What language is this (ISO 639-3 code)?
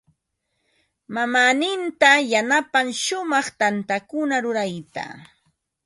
qva